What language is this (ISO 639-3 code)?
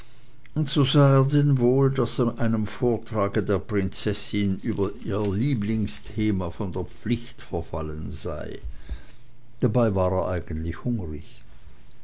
deu